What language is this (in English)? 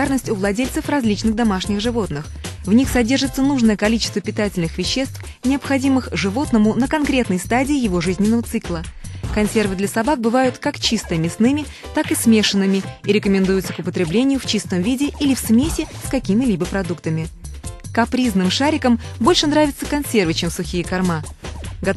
Russian